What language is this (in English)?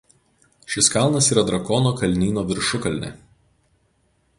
Lithuanian